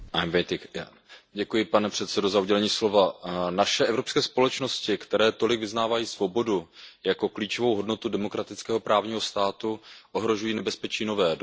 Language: Czech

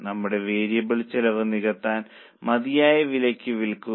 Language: Malayalam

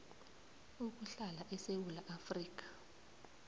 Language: South Ndebele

